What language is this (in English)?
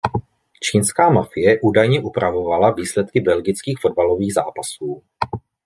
Czech